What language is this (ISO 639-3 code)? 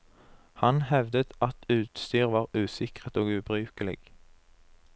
nor